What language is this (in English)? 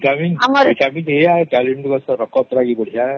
Odia